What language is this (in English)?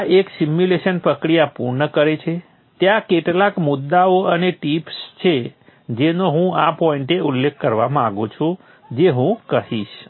Gujarati